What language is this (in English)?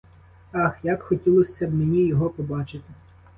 Ukrainian